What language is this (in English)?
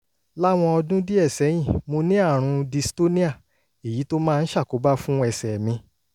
Yoruba